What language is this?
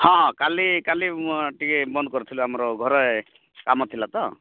Odia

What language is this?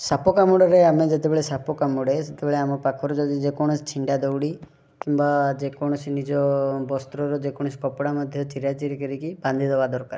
Odia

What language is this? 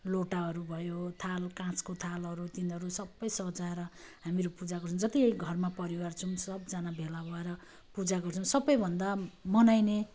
Nepali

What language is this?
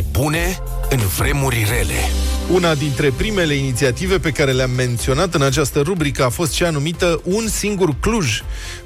Romanian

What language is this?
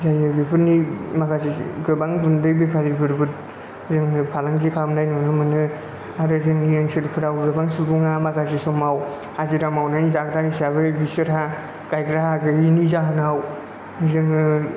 Bodo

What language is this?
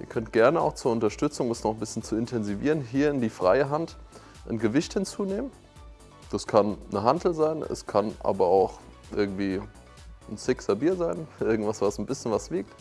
German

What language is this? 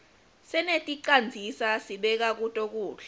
Swati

